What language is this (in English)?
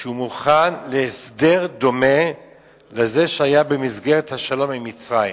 Hebrew